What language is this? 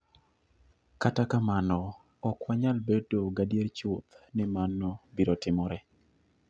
Luo (Kenya and Tanzania)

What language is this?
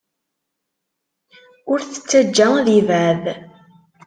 Kabyle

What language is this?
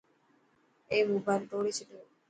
Dhatki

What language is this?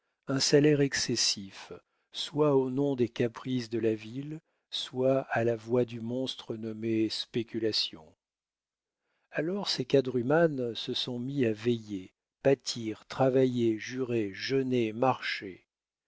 French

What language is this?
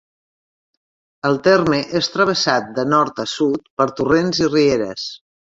Catalan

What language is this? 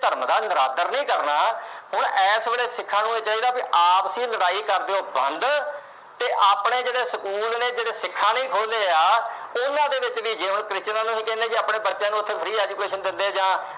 Punjabi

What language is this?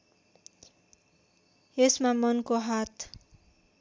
Nepali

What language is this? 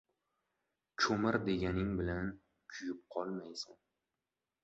Uzbek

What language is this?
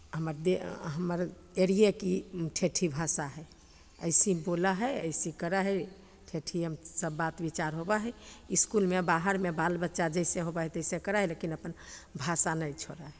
Maithili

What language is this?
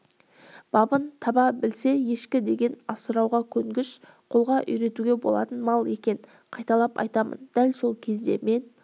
Kazakh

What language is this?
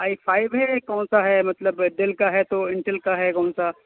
Urdu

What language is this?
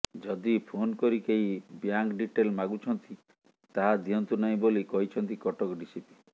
Odia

